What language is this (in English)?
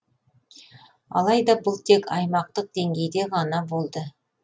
Kazakh